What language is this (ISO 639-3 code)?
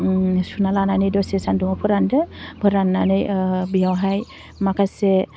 brx